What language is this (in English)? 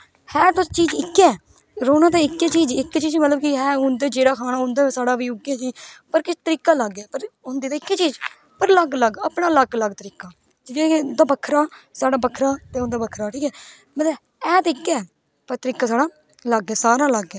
Dogri